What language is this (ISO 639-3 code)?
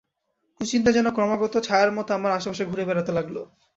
ben